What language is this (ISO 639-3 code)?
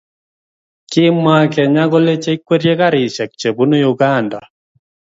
kln